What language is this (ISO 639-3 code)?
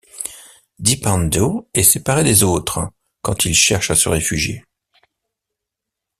fra